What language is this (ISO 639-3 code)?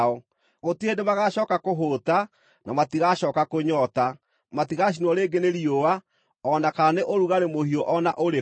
kik